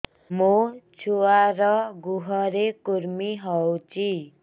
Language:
Odia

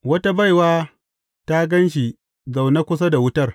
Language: Hausa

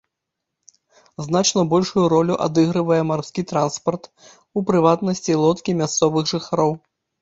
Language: Belarusian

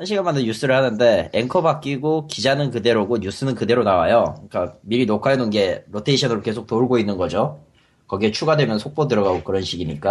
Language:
Korean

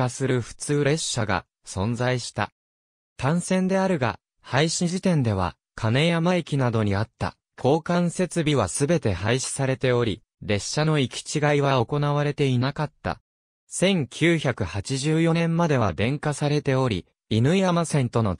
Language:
Japanese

